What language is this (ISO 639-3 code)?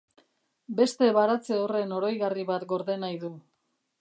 eus